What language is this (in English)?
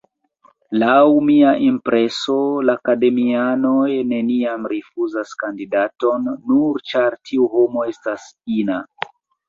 Esperanto